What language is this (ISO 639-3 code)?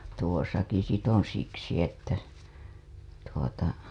fin